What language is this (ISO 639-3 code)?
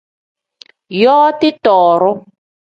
kdh